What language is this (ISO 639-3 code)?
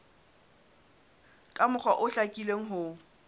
sot